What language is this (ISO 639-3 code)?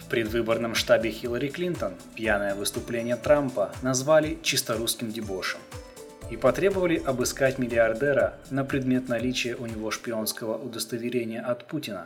rus